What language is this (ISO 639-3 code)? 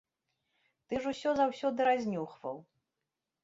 bel